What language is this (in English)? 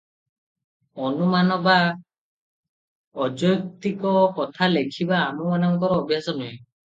Odia